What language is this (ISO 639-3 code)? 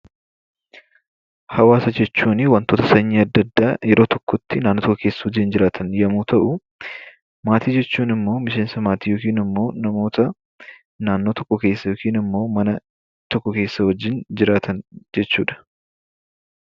orm